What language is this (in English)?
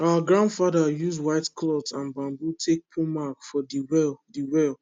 Nigerian Pidgin